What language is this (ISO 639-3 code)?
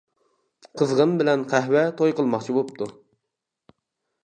uig